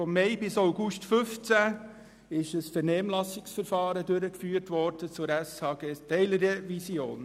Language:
Swiss German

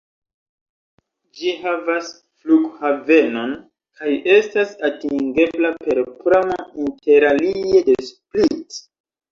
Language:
Esperanto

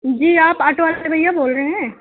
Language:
Urdu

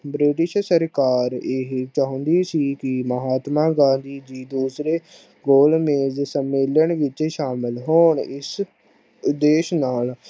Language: Punjabi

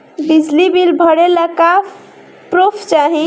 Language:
Bhojpuri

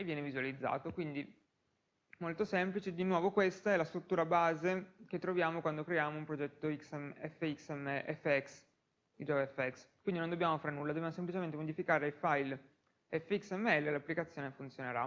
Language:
Italian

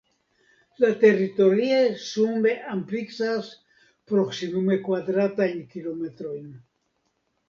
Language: Esperanto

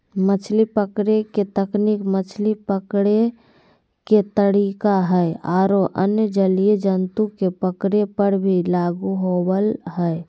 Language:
Magahi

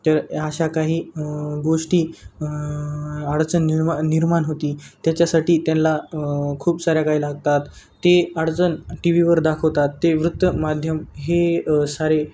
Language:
Marathi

